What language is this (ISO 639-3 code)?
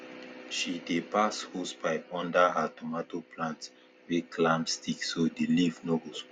pcm